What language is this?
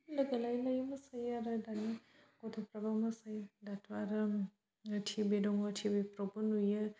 Bodo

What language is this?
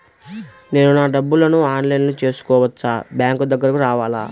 Telugu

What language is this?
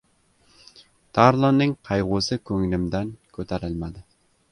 Uzbek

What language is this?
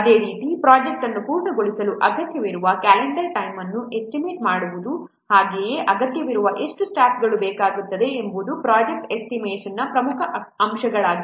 Kannada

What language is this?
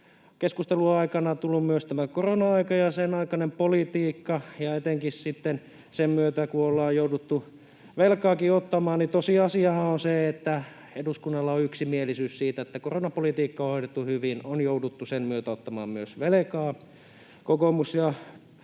Finnish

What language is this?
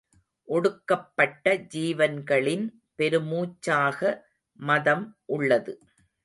Tamil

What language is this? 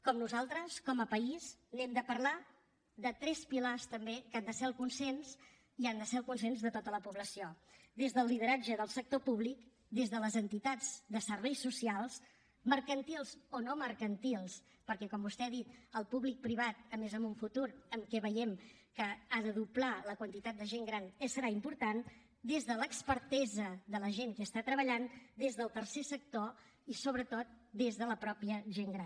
Catalan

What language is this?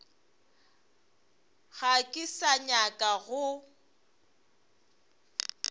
Northern Sotho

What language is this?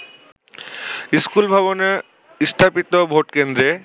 Bangla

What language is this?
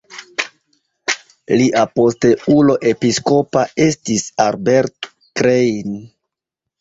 Esperanto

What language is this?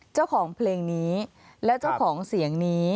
Thai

